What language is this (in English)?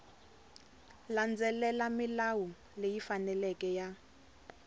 Tsonga